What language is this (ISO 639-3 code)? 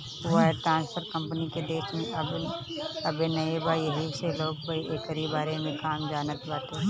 bho